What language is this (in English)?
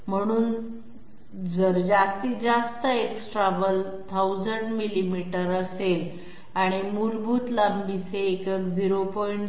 Marathi